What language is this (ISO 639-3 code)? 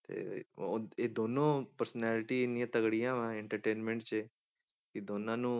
pan